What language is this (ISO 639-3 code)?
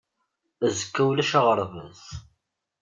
kab